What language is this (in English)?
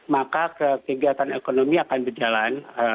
Indonesian